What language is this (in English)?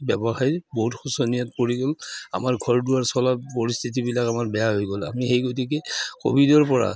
Assamese